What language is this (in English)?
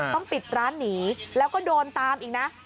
Thai